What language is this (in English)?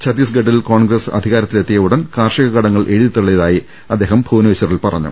Malayalam